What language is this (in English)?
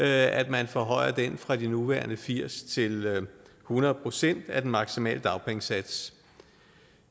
Danish